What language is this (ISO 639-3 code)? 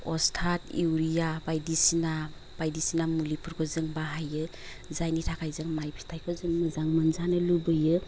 brx